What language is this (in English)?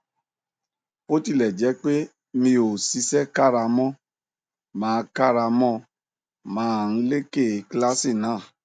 Yoruba